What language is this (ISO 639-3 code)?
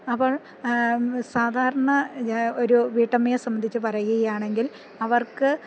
mal